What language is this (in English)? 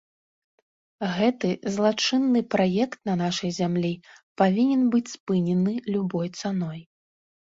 Belarusian